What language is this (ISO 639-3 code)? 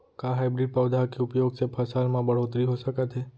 hne